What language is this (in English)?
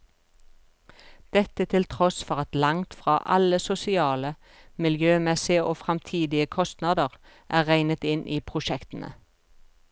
Norwegian